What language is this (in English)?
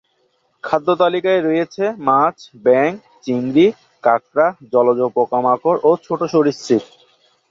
Bangla